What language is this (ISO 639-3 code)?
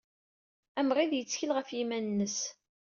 kab